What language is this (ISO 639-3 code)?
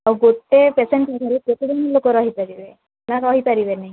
ori